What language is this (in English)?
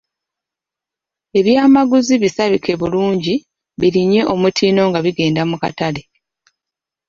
Ganda